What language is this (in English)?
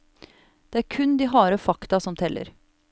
Norwegian